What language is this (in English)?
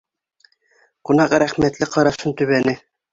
Bashkir